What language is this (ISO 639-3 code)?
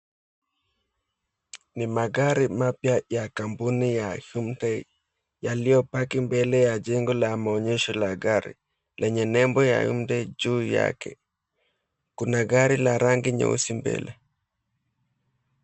swa